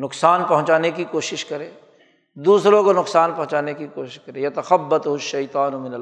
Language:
Urdu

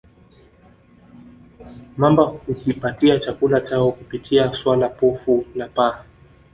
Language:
Swahili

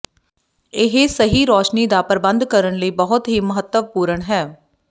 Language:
Punjabi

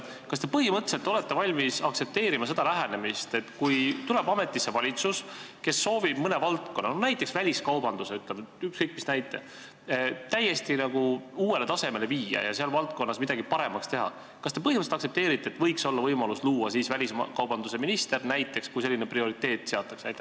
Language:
Estonian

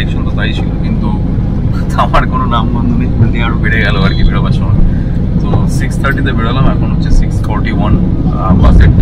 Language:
Bangla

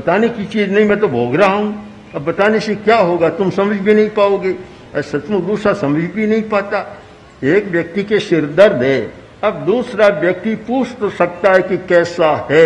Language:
Hindi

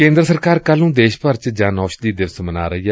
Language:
Punjabi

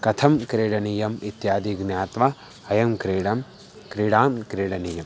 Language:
Sanskrit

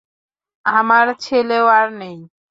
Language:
Bangla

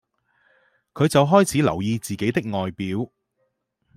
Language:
Cantonese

